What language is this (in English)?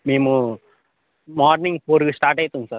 Telugu